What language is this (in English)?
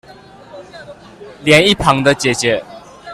Chinese